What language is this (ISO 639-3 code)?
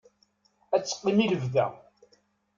kab